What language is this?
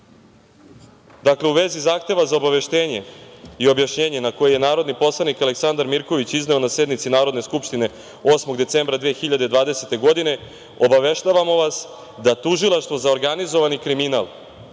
Serbian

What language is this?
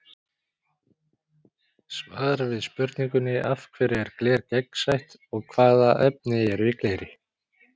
Icelandic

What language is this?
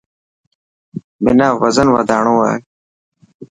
Dhatki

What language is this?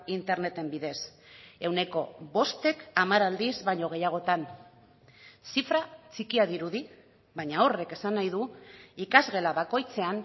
Basque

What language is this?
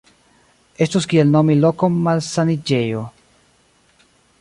Esperanto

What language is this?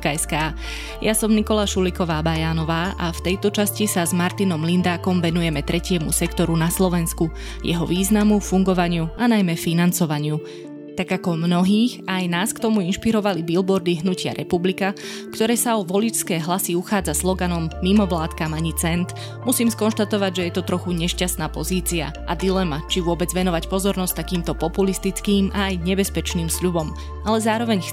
Slovak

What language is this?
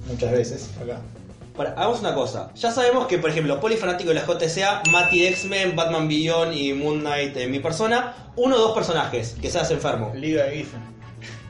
Spanish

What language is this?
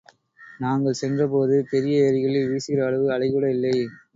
Tamil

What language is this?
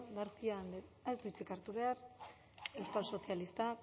Basque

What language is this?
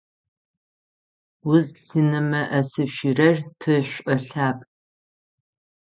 Adyghe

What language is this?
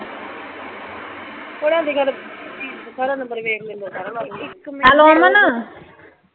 Punjabi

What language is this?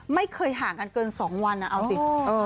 Thai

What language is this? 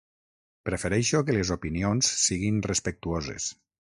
Catalan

